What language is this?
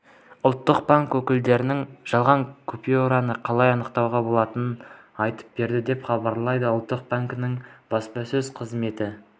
Kazakh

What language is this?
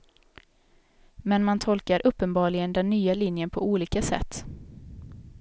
Swedish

